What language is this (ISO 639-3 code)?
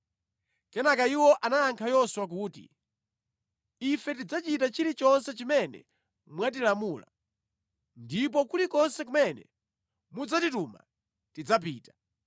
nya